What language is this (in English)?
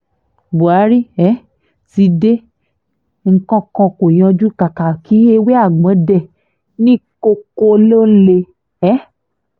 Yoruba